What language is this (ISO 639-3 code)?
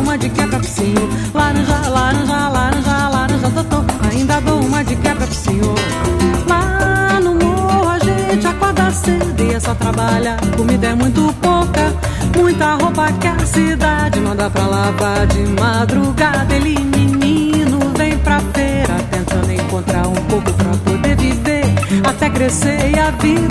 por